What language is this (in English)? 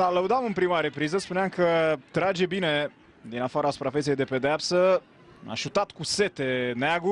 Romanian